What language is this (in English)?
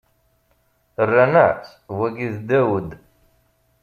Kabyle